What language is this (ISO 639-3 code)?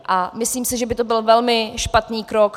ces